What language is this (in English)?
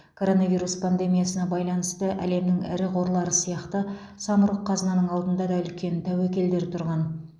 Kazakh